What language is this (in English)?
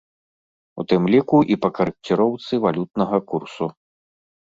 Belarusian